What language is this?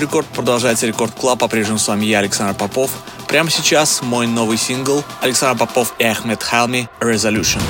Russian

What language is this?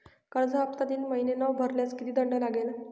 Marathi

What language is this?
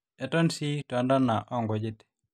Masai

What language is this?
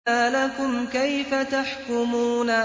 Arabic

